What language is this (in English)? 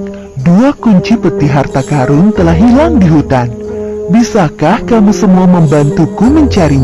Indonesian